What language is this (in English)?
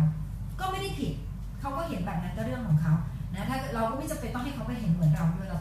Thai